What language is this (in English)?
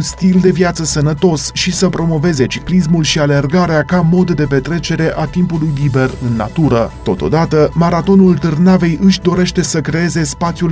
Romanian